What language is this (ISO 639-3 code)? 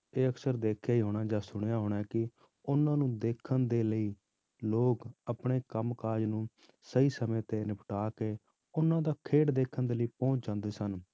pan